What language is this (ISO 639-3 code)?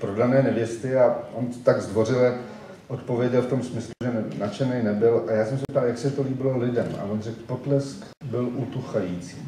ces